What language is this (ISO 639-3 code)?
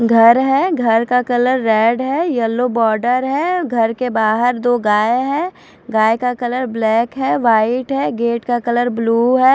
hin